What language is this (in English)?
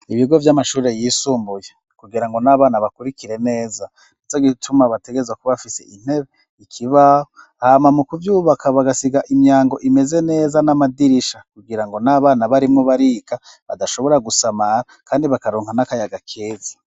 Rundi